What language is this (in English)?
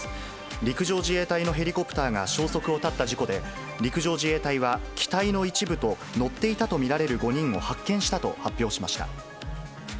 Japanese